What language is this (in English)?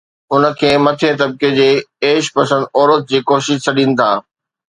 Sindhi